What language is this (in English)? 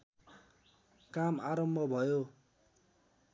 Nepali